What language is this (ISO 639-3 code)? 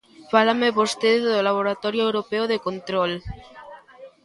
glg